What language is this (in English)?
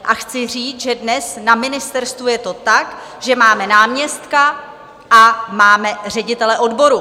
Czech